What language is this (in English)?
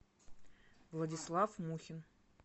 Russian